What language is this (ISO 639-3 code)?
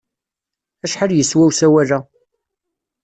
kab